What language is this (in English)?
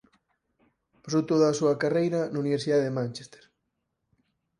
Galician